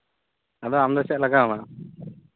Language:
Santali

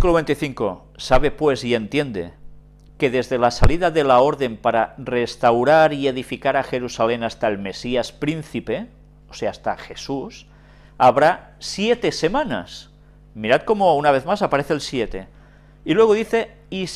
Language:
Spanish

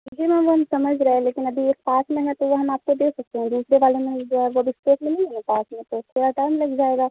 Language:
Urdu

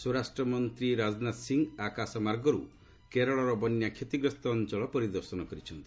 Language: Odia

